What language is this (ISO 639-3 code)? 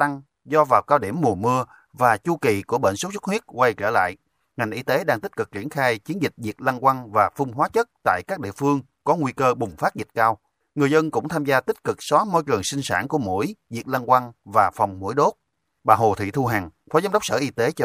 vie